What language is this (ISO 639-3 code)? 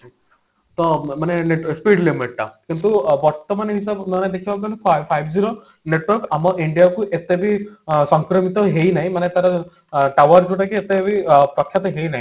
ori